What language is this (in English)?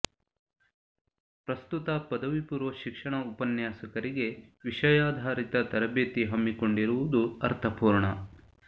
Kannada